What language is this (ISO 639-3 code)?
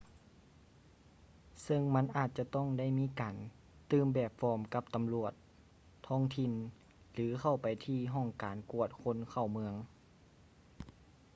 lao